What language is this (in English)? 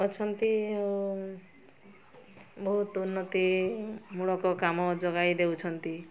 Odia